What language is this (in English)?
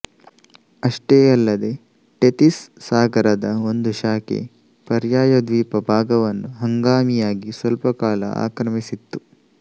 Kannada